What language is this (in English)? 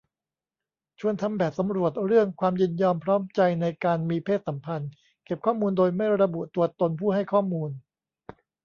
Thai